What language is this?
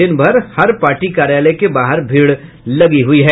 Hindi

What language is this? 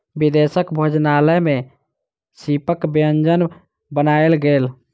Maithili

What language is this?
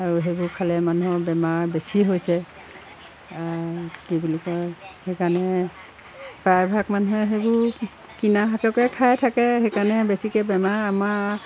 Assamese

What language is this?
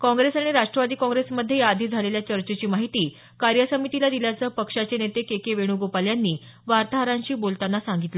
Marathi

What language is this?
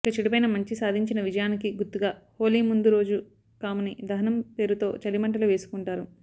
Telugu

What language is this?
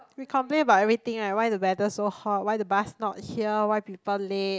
English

